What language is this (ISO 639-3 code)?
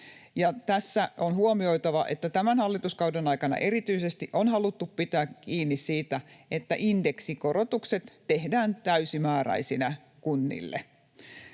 fin